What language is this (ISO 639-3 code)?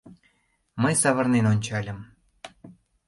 chm